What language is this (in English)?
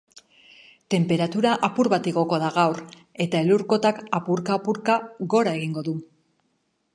Basque